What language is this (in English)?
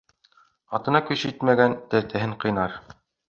Bashkir